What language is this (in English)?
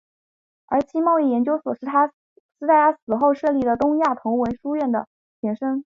Chinese